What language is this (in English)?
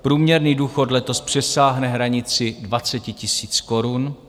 Czech